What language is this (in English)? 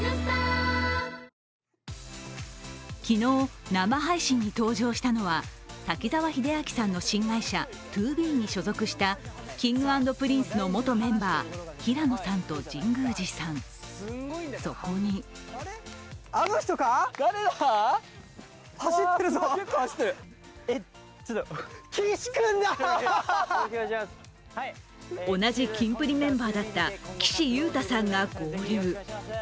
Japanese